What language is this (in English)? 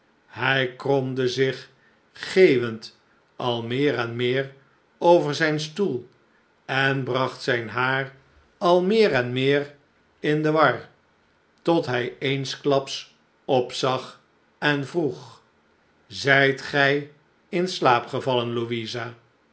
Dutch